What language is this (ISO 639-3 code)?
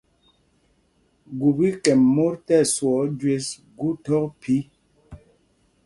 mgg